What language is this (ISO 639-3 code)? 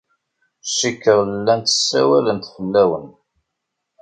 kab